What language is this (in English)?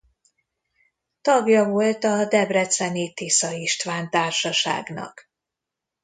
Hungarian